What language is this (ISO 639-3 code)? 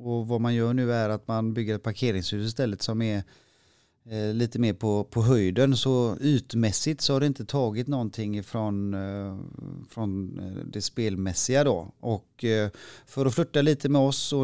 swe